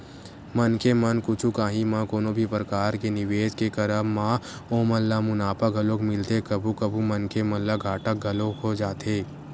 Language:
Chhattisgarhi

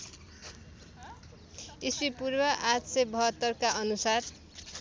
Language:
Nepali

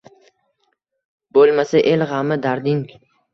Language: Uzbek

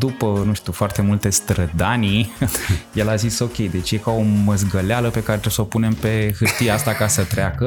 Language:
Romanian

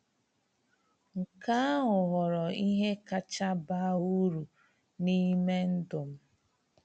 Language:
Igbo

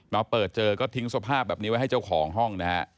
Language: Thai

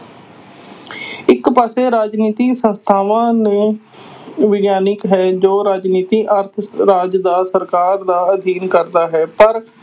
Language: Punjabi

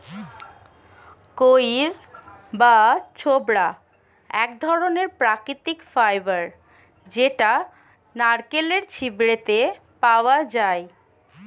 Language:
Bangla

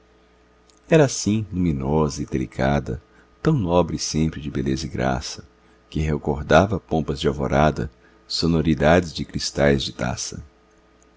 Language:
Portuguese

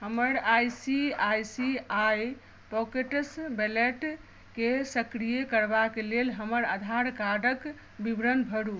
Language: Maithili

